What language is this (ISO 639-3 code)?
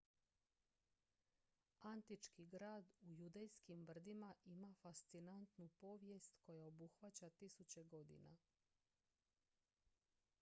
hrv